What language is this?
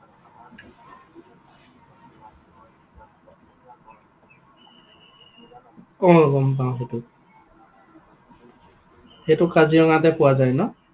Assamese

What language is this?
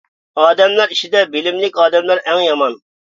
Uyghur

